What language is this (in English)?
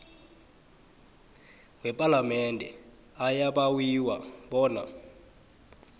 South Ndebele